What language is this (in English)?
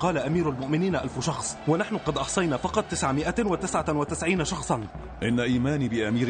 Arabic